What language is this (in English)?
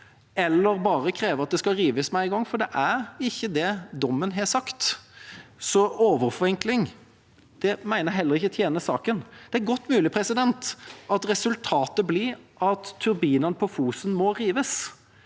Norwegian